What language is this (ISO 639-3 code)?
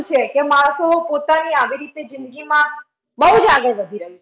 guj